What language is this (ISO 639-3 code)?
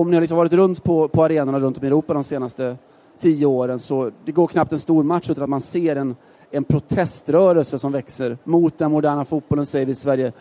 swe